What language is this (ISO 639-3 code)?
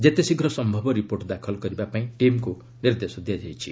ori